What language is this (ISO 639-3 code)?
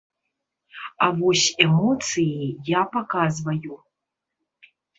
bel